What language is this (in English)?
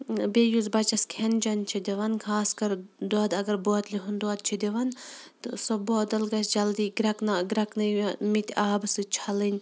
Kashmiri